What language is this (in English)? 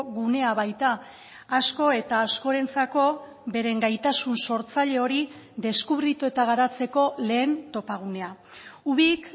Basque